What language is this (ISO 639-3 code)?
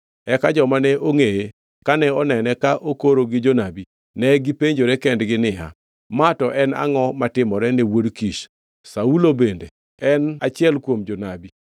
luo